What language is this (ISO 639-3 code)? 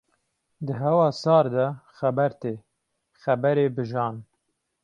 kur